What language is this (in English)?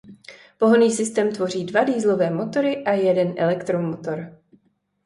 Czech